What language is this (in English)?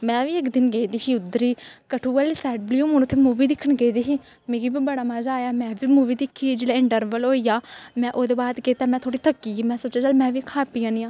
Dogri